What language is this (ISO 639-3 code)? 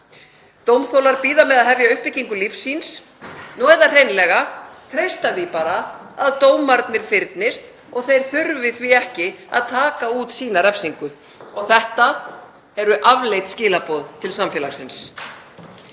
isl